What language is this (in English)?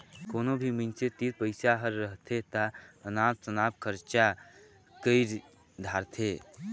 Chhattisgarhi